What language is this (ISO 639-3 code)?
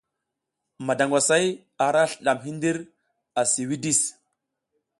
giz